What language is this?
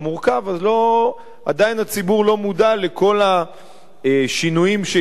Hebrew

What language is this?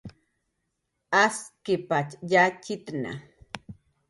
Jaqaru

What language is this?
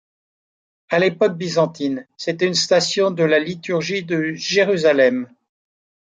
French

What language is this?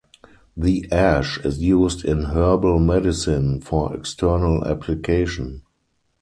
English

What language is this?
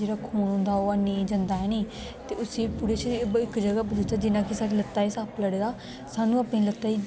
Dogri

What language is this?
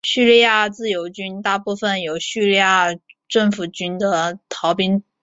Chinese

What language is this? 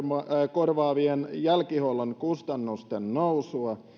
Finnish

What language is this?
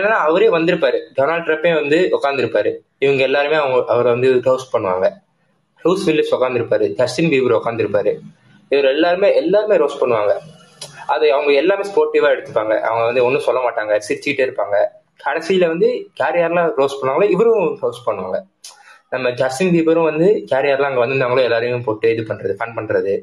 Tamil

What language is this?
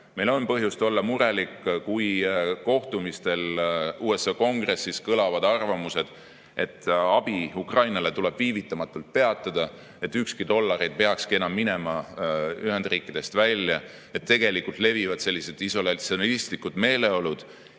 Estonian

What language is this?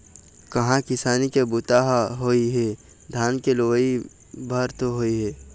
Chhattisgarhi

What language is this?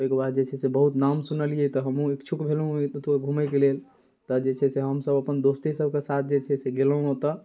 Maithili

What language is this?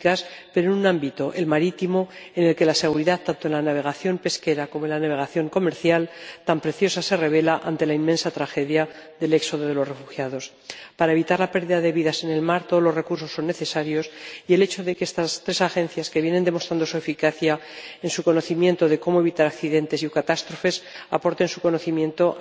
Spanish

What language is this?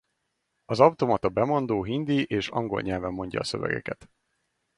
Hungarian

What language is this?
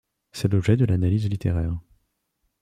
French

